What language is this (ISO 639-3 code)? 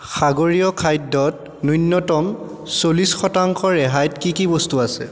asm